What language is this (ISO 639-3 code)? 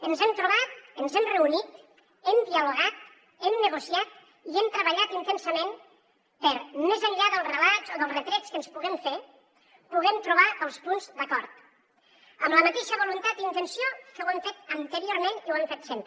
cat